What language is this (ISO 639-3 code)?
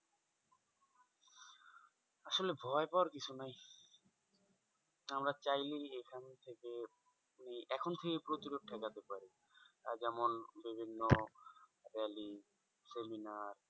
ben